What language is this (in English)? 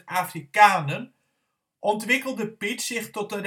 Dutch